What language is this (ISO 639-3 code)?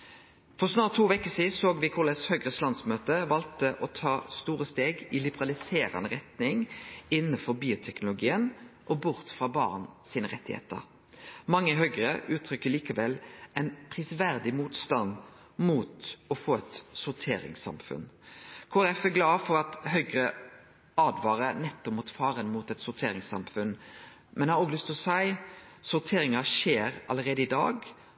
nno